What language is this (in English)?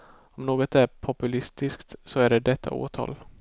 Swedish